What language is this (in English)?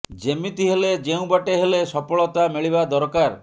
Odia